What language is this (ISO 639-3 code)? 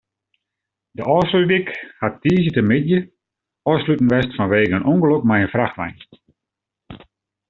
fry